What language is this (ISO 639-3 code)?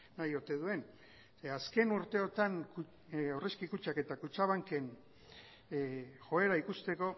eus